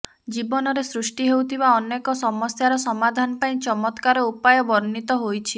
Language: Odia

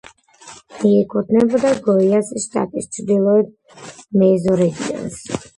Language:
Georgian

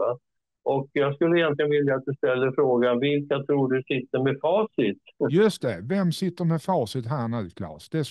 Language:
Swedish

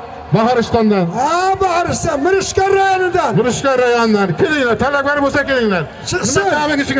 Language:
Turkish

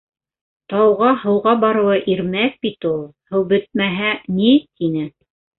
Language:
Bashkir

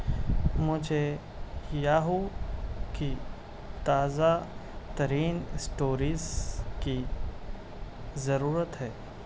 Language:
Urdu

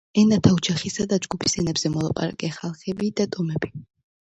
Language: Georgian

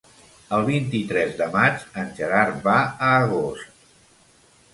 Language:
Catalan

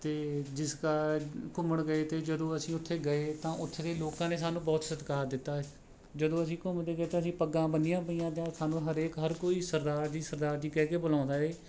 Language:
Punjabi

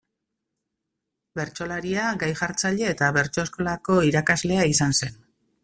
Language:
Basque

